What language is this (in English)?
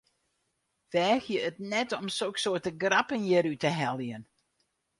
Western Frisian